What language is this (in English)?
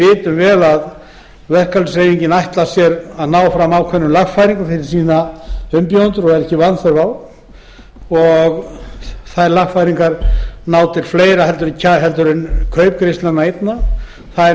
Icelandic